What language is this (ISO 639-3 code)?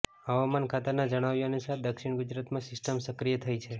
guj